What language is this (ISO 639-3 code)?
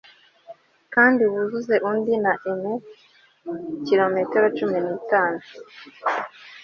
kin